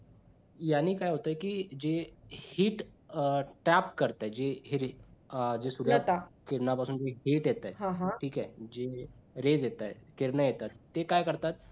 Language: Marathi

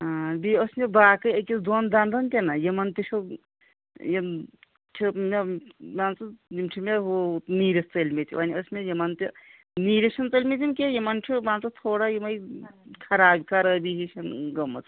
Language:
Kashmiri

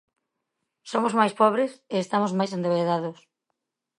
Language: Galician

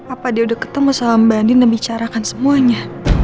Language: Indonesian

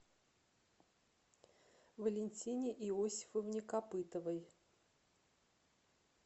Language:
Russian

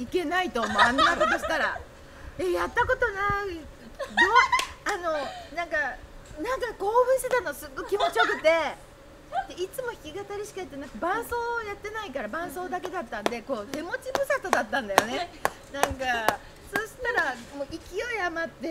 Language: Japanese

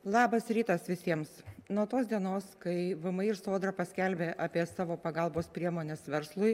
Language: Lithuanian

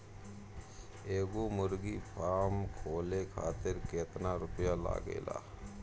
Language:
Bhojpuri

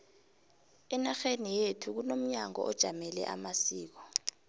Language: South Ndebele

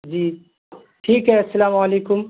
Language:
Urdu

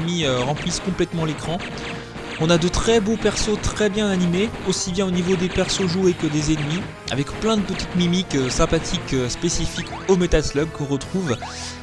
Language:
French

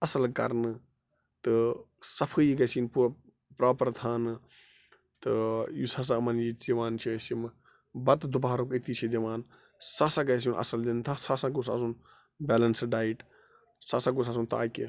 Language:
Kashmiri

